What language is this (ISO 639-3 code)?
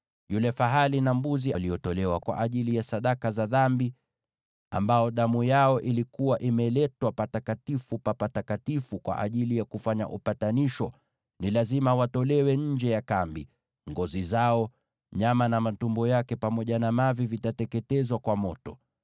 swa